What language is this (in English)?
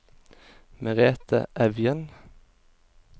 Norwegian